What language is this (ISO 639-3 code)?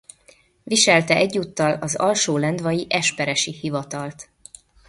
hun